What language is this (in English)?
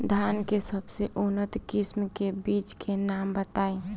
Bhojpuri